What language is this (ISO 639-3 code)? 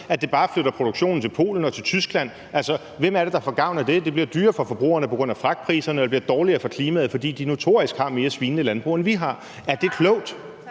dan